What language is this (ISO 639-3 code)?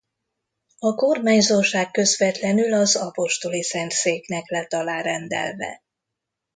hun